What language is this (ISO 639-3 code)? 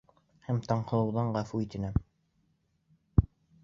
bak